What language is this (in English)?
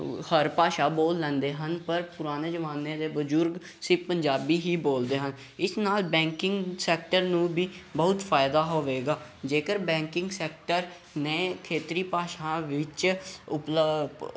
Punjabi